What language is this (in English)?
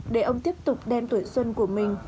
Vietnamese